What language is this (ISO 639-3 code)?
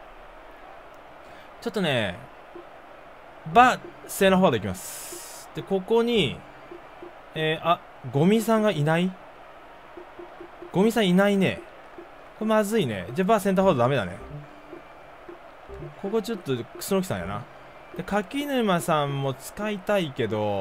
jpn